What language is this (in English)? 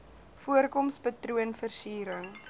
Afrikaans